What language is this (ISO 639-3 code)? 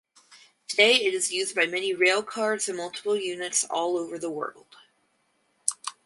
eng